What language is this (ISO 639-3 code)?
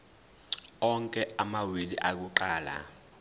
zul